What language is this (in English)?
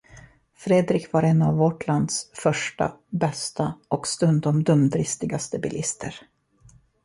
Swedish